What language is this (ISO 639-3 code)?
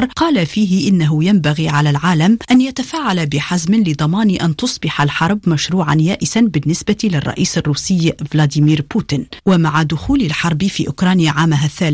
ara